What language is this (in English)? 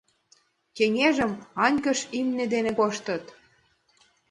Mari